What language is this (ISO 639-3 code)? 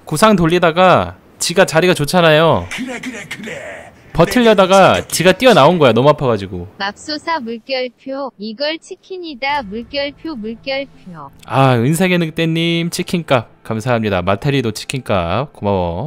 kor